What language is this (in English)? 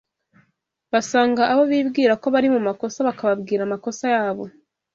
Kinyarwanda